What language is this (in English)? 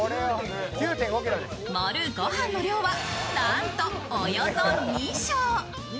Japanese